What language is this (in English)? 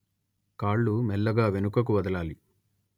Telugu